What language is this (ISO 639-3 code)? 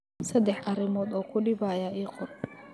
som